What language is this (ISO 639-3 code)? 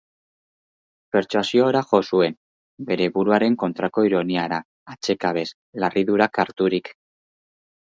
eus